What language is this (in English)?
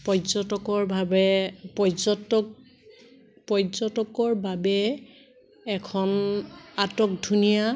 Assamese